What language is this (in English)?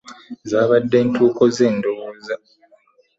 Ganda